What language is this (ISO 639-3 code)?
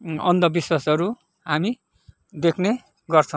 nep